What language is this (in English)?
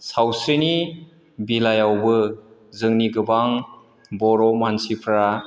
Bodo